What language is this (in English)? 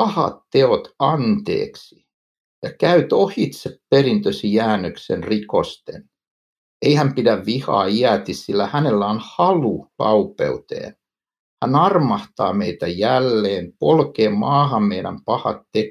Finnish